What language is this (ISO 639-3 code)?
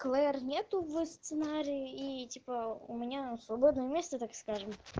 rus